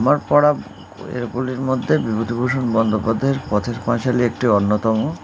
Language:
Bangla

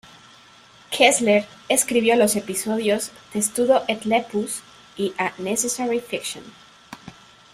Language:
Spanish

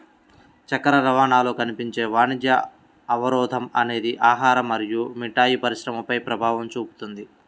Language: Telugu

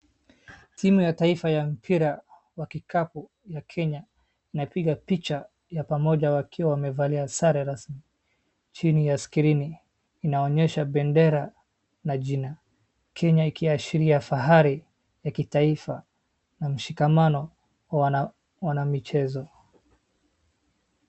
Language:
Swahili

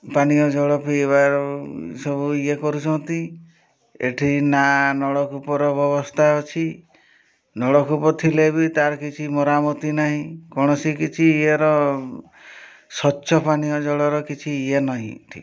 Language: Odia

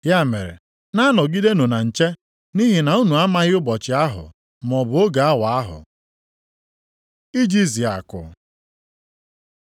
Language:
Igbo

